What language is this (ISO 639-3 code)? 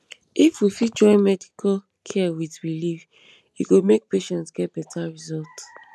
pcm